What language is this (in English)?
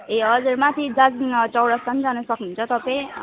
Nepali